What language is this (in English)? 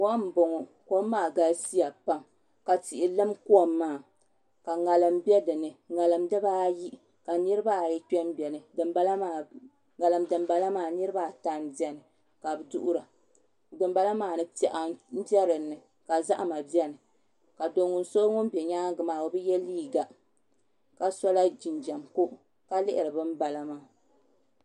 Dagbani